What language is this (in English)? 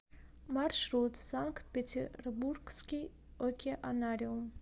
Russian